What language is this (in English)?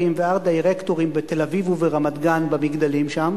Hebrew